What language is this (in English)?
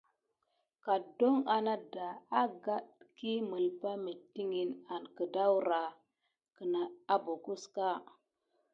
Gidar